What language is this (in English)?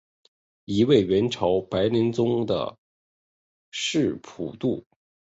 Chinese